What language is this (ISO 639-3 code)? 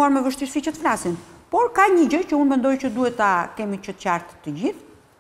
ron